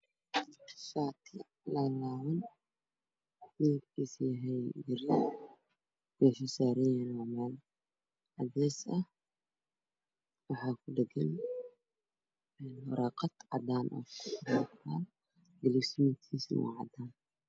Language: Somali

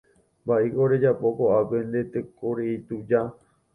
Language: Guarani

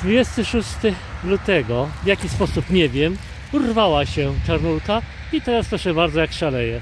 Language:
Polish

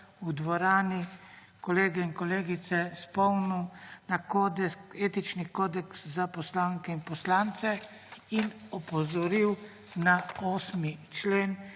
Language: Slovenian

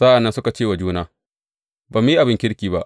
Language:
Hausa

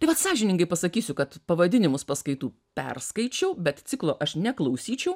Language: Lithuanian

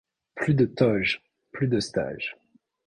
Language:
French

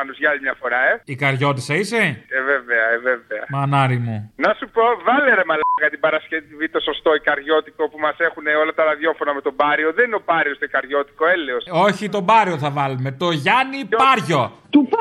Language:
Greek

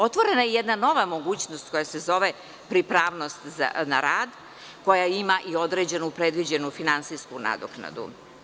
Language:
Serbian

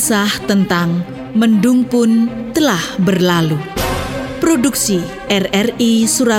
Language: Indonesian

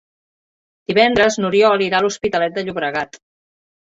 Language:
Catalan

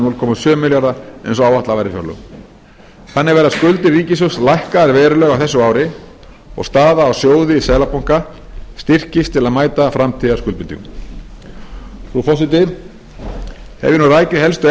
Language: Icelandic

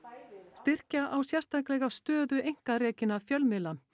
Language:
Icelandic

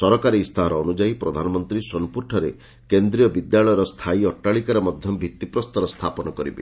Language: Odia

